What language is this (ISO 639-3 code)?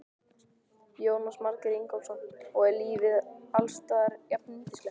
isl